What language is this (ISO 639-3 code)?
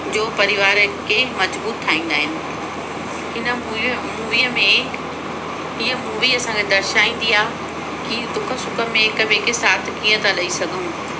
snd